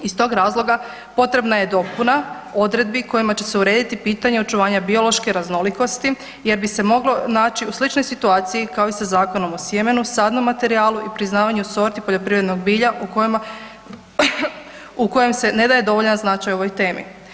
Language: Croatian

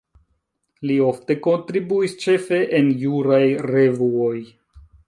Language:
Esperanto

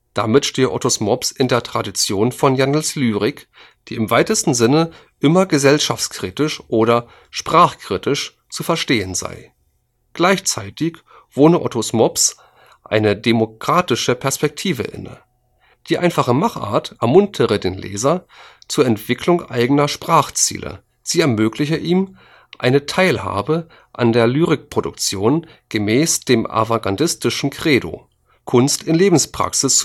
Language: German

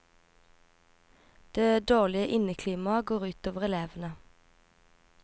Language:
Norwegian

